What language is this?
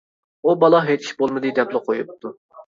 Uyghur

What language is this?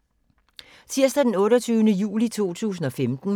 Danish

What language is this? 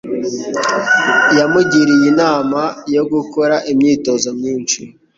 Kinyarwanda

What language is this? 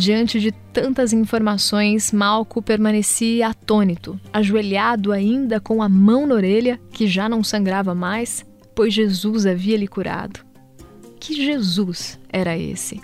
Portuguese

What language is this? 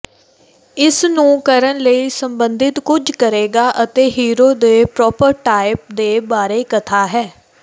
Punjabi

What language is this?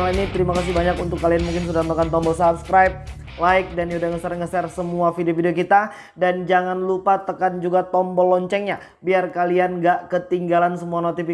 Indonesian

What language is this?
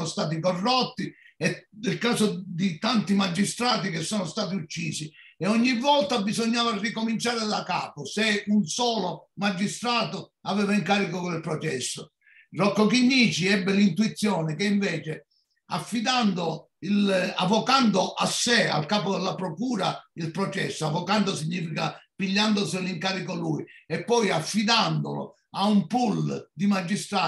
Italian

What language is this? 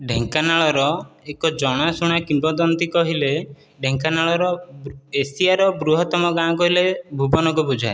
Odia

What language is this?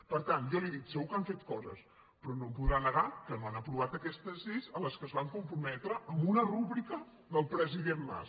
Catalan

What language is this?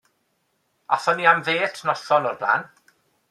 Welsh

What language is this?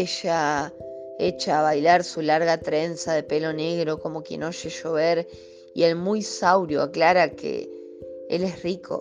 Spanish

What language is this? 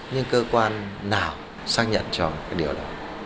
Vietnamese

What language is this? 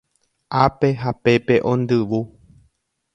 Guarani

